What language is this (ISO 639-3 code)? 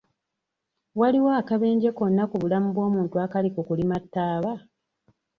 lug